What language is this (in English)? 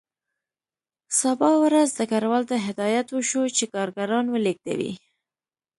Pashto